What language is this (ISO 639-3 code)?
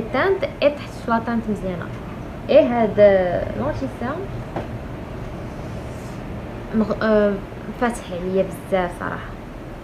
fra